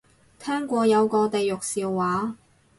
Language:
Cantonese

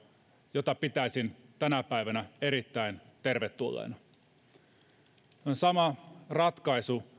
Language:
Finnish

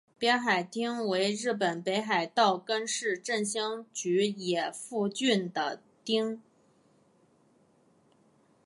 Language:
Chinese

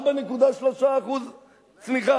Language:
Hebrew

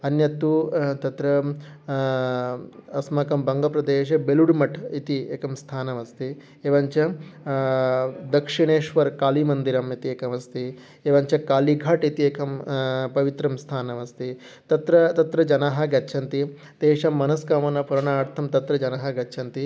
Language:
Sanskrit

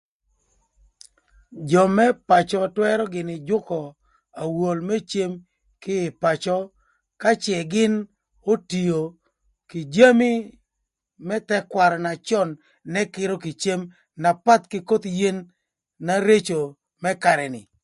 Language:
Thur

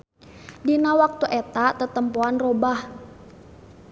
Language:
Sundanese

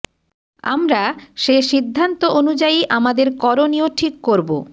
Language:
Bangla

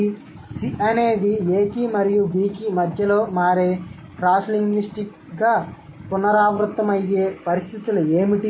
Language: Telugu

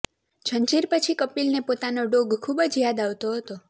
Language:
Gujarati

